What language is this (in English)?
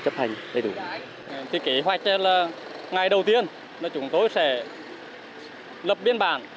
Vietnamese